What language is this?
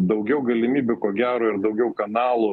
Lithuanian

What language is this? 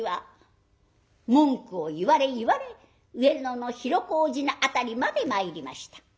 Japanese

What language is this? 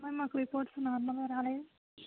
Telugu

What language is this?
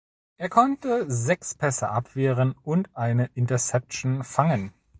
German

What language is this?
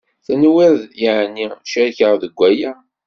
Kabyle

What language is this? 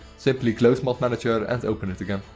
English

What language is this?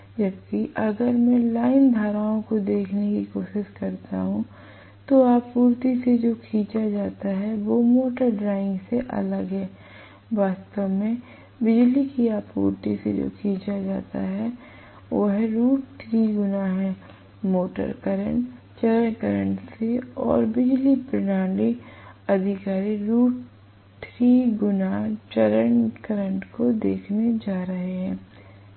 Hindi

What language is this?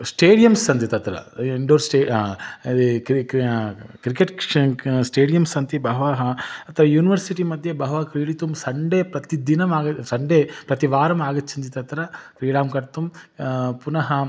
Sanskrit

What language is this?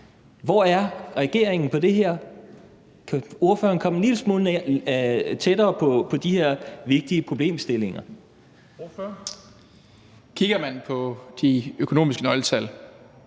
Danish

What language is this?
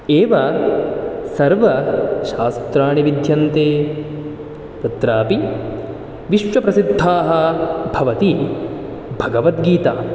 Sanskrit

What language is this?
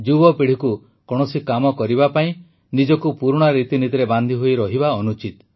Odia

